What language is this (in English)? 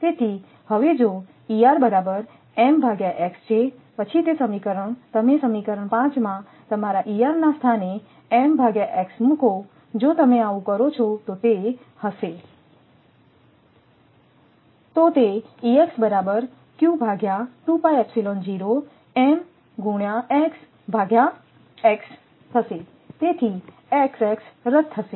Gujarati